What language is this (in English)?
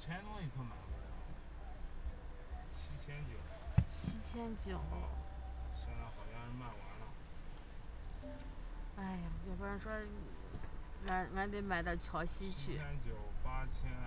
Chinese